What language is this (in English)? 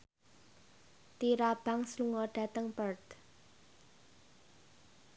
Javanese